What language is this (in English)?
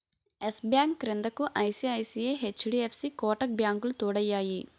Telugu